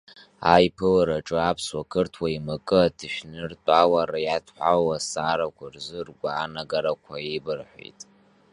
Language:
Abkhazian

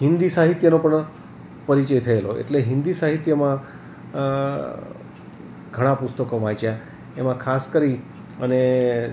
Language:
Gujarati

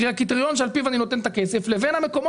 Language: Hebrew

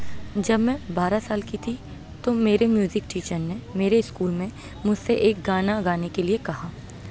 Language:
Urdu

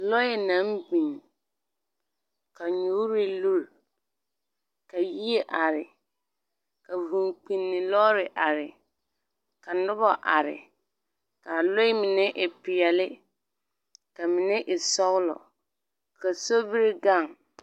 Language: Southern Dagaare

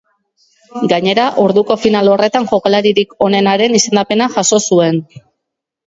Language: Basque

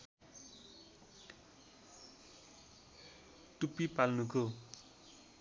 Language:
Nepali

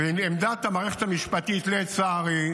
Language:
Hebrew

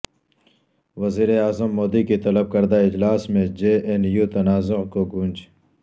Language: Urdu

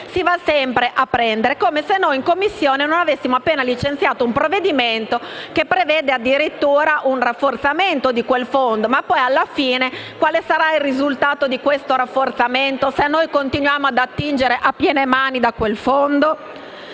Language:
Italian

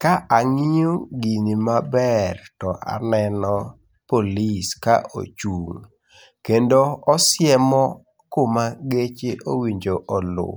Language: Luo (Kenya and Tanzania)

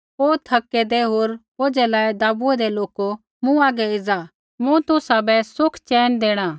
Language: Kullu Pahari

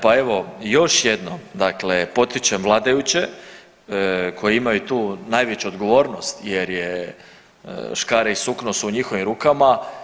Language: Croatian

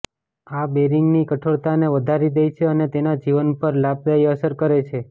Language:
Gujarati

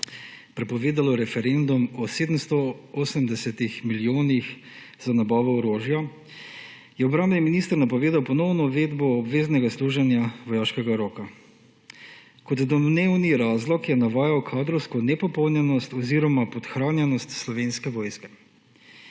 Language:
Slovenian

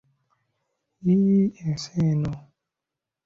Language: Ganda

